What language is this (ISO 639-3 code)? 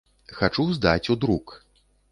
bel